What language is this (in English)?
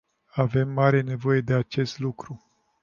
Romanian